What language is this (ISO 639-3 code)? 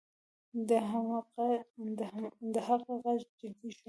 pus